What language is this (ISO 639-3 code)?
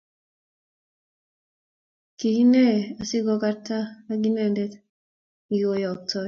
kln